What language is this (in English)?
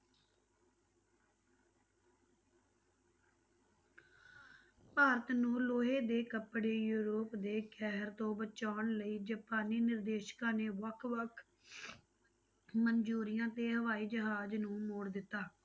Punjabi